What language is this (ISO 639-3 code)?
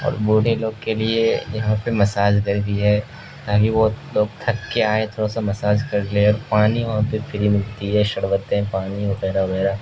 urd